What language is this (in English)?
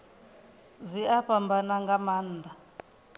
Venda